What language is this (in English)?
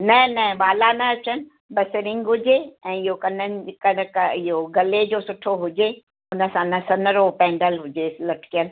Sindhi